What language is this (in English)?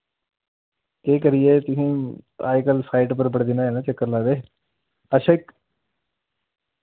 Dogri